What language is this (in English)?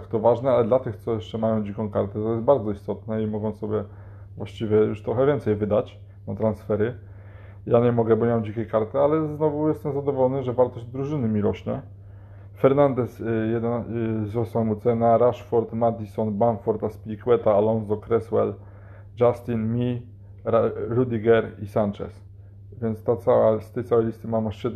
Polish